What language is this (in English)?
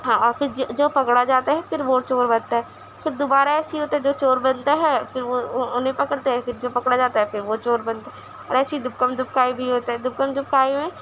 Urdu